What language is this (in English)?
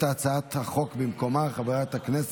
Hebrew